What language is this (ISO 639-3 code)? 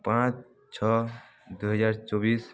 ori